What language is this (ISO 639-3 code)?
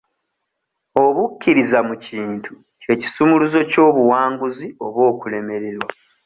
lug